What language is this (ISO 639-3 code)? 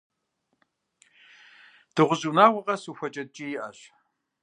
kbd